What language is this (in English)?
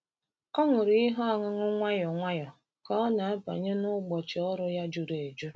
Igbo